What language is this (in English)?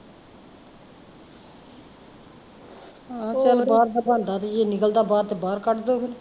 Punjabi